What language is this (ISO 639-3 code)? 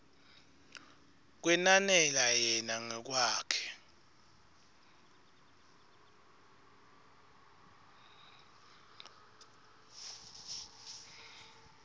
ssw